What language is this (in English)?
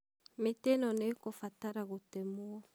Kikuyu